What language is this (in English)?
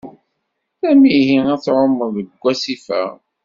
Kabyle